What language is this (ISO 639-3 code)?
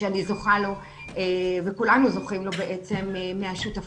heb